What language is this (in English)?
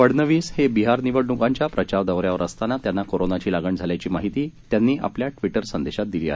Marathi